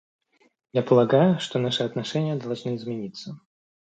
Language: Russian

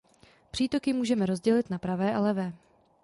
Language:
Czech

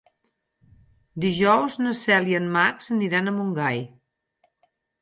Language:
Catalan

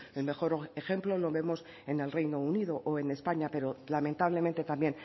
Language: Spanish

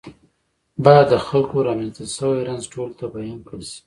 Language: Pashto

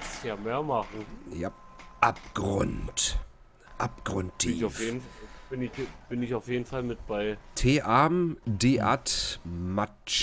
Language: German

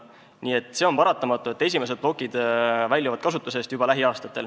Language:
Estonian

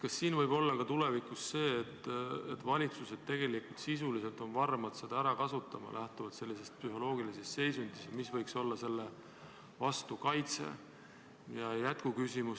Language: Estonian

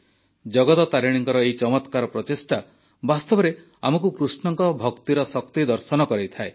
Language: Odia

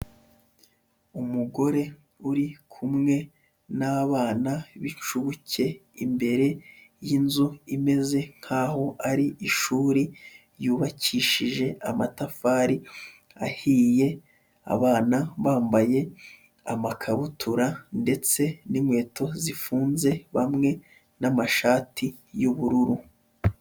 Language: Kinyarwanda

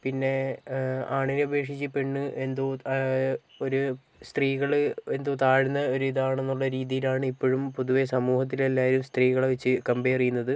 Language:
Malayalam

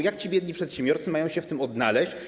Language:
Polish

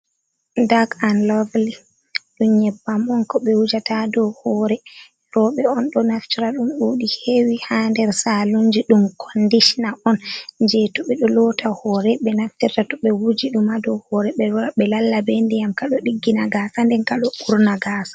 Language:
Fula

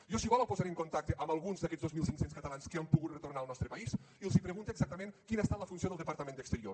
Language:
Catalan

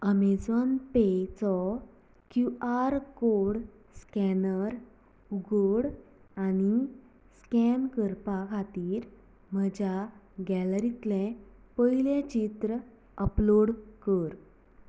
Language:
Konkani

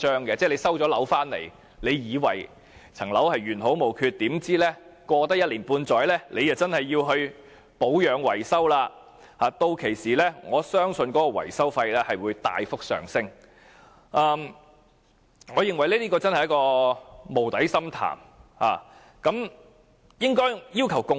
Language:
Cantonese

